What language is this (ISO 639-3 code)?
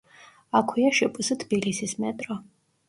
kat